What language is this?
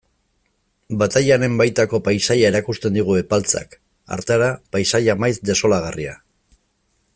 Basque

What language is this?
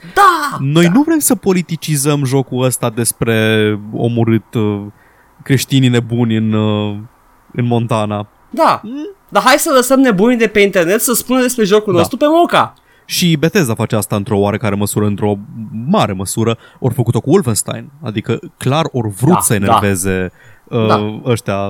Romanian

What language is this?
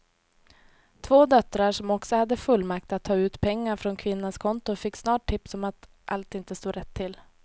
Swedish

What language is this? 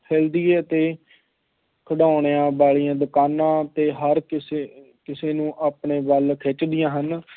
Punjabi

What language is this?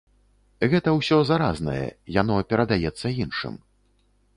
Belarusian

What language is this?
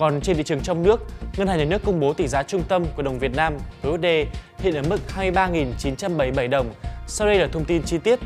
Vietnamese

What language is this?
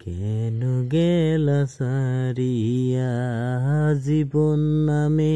Bangla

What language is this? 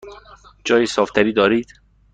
Persian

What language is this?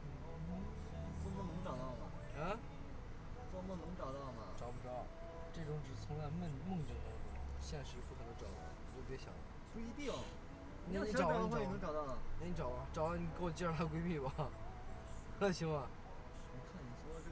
Chinese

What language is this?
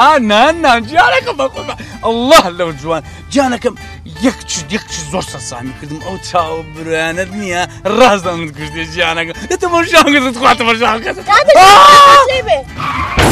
Dutch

